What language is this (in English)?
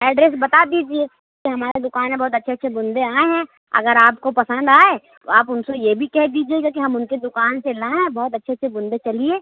Urdu